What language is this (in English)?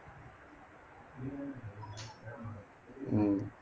Tamil